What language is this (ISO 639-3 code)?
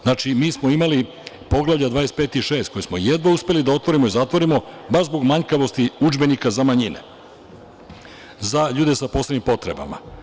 srp